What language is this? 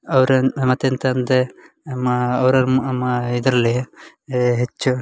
Kannada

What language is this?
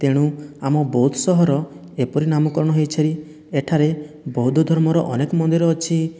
Odia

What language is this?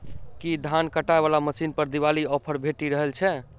Maithili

